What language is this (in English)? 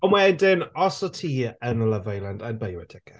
Welsh